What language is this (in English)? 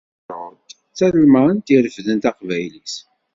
Kabyle